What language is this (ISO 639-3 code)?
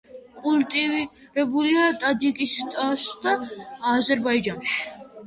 kat